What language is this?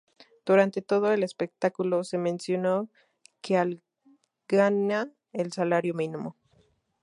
Spanish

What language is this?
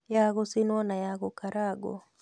Kikuyu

